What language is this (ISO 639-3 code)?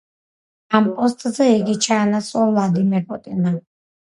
kat